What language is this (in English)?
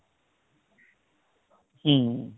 Bangla